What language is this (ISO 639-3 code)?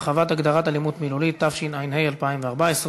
heb